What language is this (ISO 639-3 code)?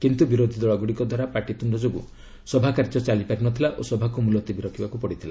ori